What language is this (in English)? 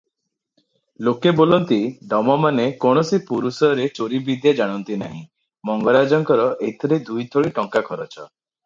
Odia